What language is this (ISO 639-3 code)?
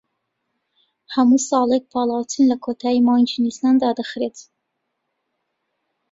ckb